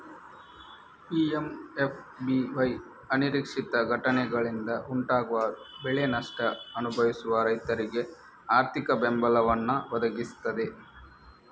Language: Kannada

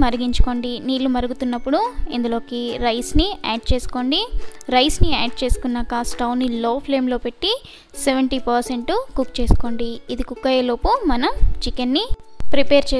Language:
Hindi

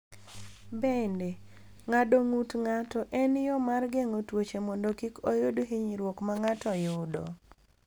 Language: Luo (Kenya and Tanzania)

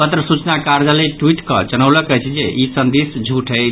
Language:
Maithili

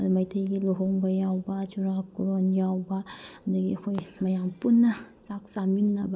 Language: Manipuri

